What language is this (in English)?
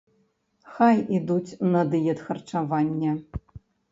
Belarusian